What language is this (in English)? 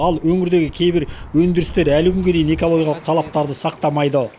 Kazakh